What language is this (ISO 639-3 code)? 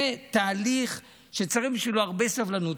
heb